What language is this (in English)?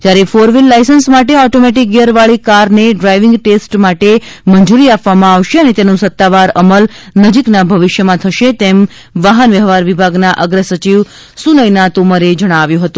Gujarati